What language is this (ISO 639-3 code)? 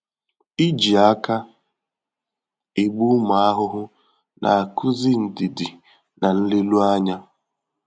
ibo